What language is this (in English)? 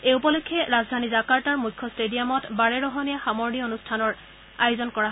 Assamese